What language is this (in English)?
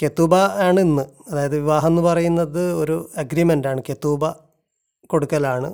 Malayalam